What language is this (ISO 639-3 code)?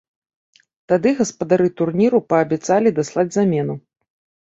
bel